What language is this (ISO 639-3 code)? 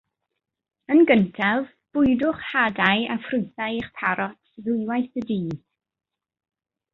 cym